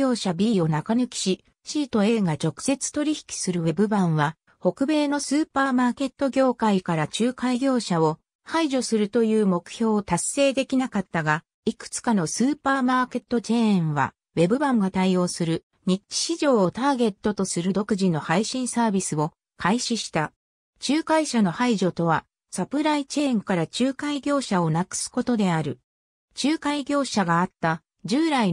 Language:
Japanese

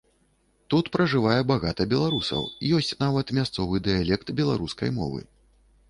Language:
Belarusian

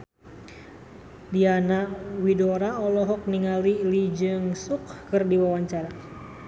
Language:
Sundanese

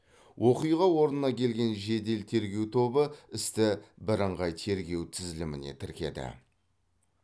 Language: Kazakh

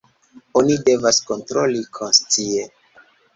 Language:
Esperanto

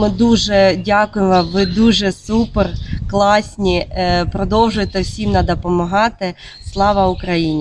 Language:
Ukrainian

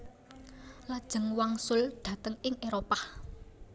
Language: Javanese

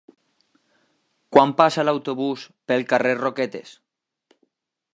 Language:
Catalan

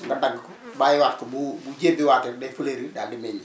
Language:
Wolof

